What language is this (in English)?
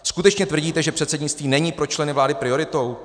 Czech